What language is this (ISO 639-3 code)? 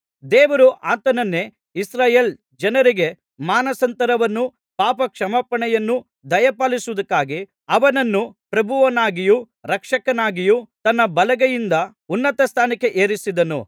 kan